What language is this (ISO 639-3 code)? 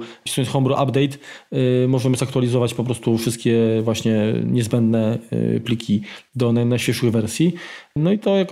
pol